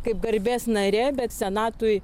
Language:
Lithuanian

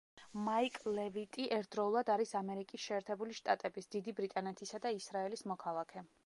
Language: Georgian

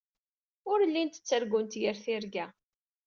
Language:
Kabyle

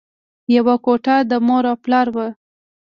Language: Pashto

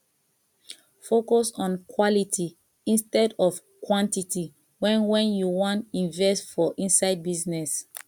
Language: Nigerian Pidgin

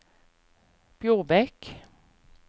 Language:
Norwegian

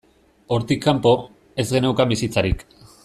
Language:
Basque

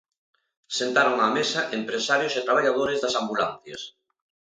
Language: Galician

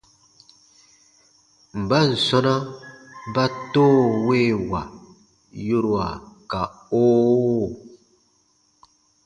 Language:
Baatonum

